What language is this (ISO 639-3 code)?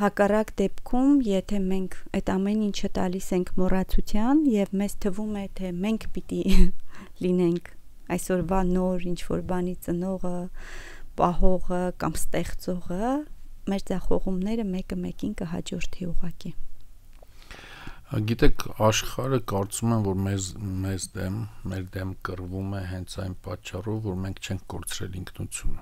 ron